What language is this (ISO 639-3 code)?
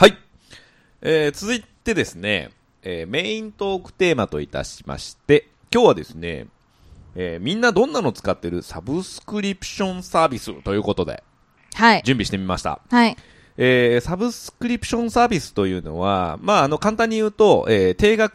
jpn